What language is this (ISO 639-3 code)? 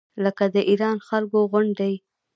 pus